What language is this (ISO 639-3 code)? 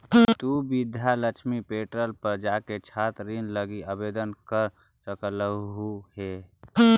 mag